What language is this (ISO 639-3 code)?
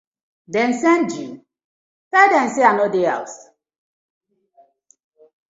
pcm